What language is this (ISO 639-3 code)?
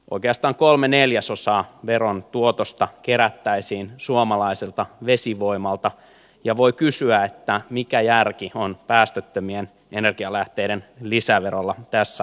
fin